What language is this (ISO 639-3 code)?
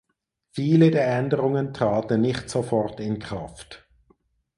deu